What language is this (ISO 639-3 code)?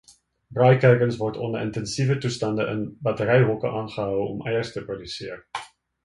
afr